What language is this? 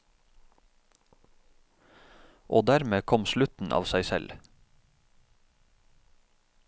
Norwegian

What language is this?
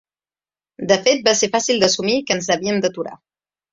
Catalan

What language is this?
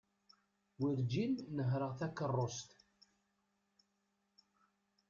Kabyle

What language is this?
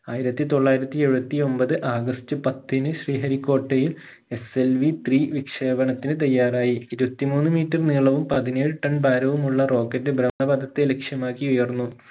Malayalam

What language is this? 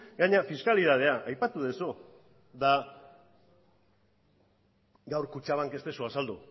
Basque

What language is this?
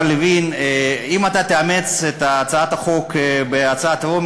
Hebrew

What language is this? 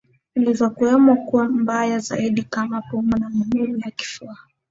Swahili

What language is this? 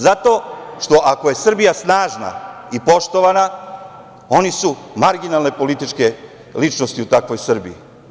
Serbian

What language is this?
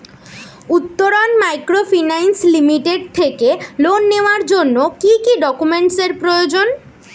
Bangla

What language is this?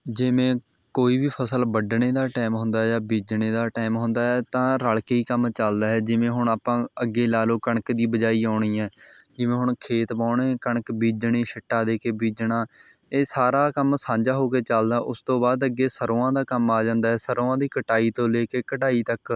Punjabi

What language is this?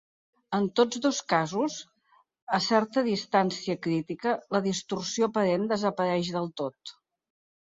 Catalan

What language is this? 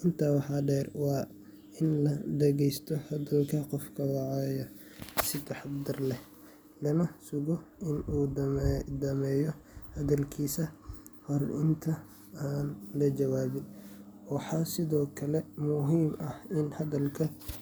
Somali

